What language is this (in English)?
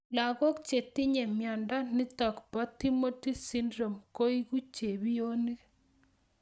Kalenjin